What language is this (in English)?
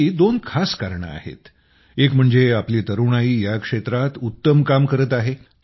Marathi